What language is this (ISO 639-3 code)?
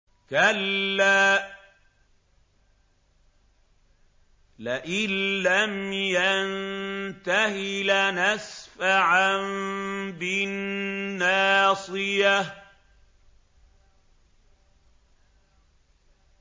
ara